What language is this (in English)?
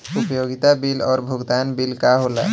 Bhojpuri